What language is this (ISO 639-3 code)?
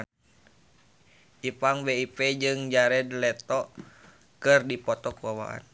sun